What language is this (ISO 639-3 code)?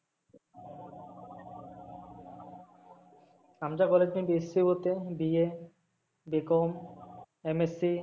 mar